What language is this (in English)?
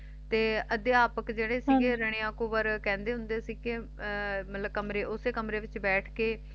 Punjabi